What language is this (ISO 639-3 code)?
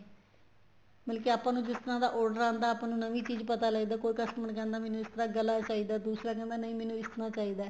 pan